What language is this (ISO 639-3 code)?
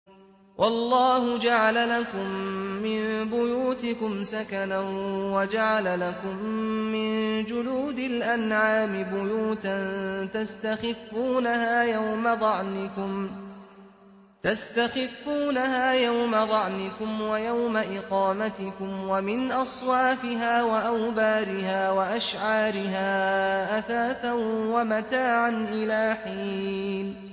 ara